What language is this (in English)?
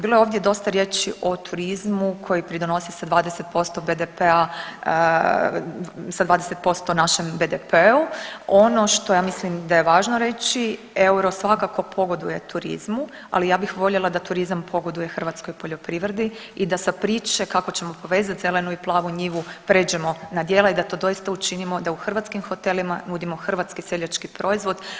Croatian